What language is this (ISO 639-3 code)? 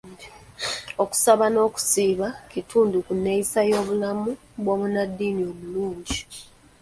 lug